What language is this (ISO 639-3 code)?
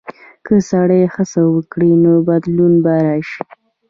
pus